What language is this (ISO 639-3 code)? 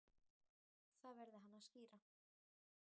isl